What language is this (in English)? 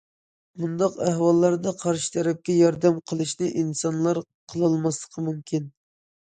Uyghur